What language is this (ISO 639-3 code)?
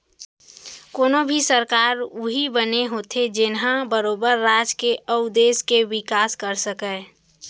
hne